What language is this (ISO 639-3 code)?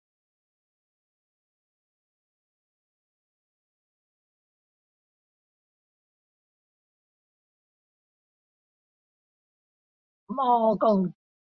cdo